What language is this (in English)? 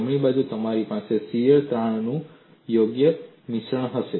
Gujarati